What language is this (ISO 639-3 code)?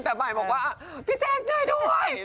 tha